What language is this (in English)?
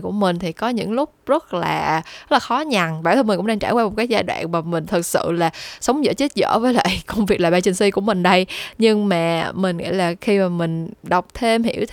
Vietnamese